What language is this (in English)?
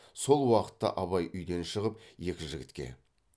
Kazakh